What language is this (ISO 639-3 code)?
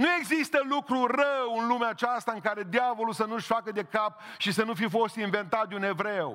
ron